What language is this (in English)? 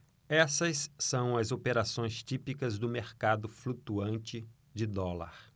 Portuguese